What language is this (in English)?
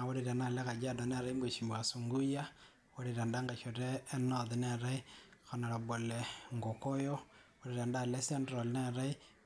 Masai